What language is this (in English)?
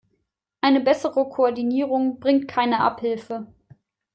German